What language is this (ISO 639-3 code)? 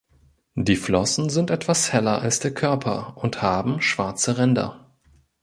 deu